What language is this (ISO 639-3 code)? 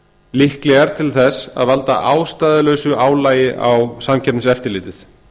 isl